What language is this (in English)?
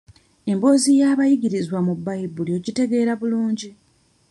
Ganda